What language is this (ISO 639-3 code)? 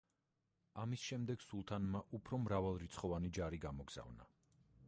kat